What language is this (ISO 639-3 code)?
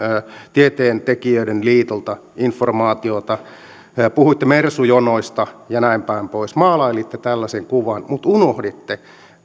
fin